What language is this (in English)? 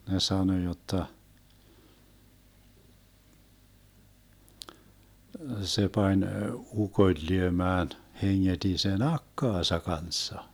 Finnish